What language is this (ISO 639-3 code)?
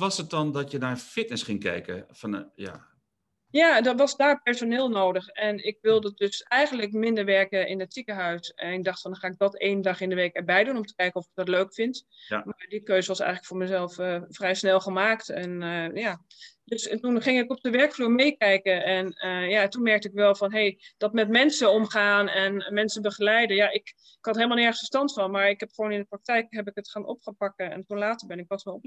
nld